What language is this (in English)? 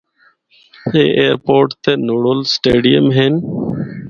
Northern Hindko